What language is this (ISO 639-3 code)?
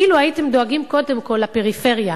heb